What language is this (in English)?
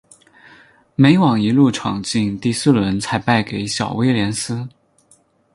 Chinese